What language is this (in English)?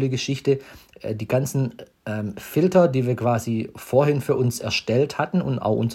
German